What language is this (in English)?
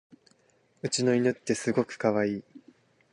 Japanese